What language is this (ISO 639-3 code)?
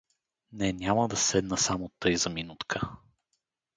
bul